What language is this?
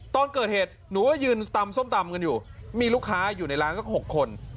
Thai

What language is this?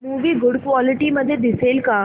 Marathi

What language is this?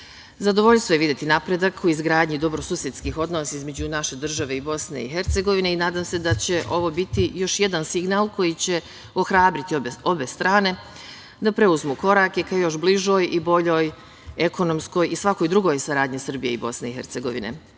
Serbian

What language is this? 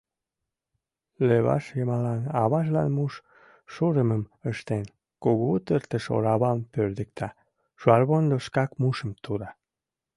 Mari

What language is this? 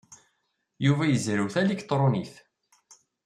Kabyle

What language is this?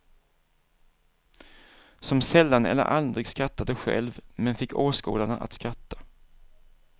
Swedish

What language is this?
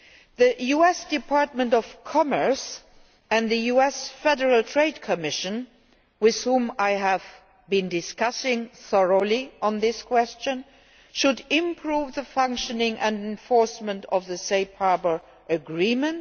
English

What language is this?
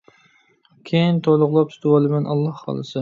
Uyghur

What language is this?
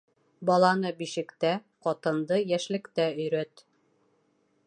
Bashkir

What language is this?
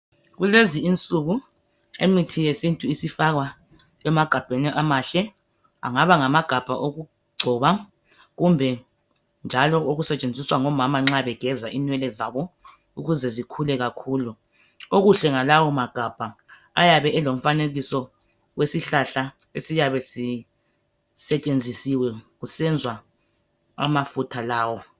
North Ndebele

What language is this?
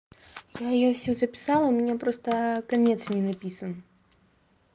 Russian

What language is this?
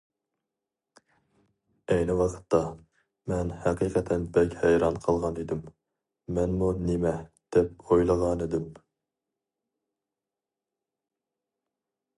Uyghur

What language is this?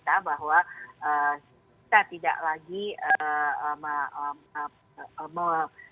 Indonesian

